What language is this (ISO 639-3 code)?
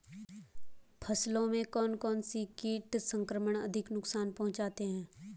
hin